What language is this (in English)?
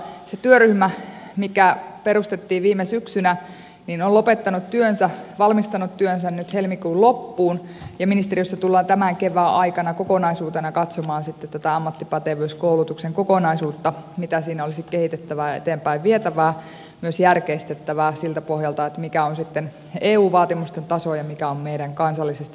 Finnish